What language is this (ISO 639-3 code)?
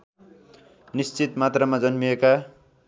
nep